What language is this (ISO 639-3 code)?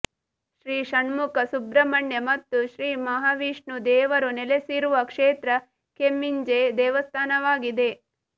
kan